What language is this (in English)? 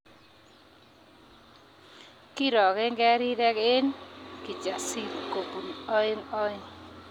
Kalenjin